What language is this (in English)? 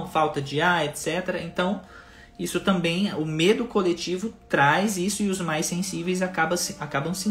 Portuguese